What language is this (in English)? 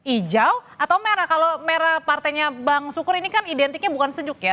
Indonesian